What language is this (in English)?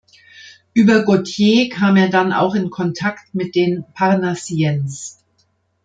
German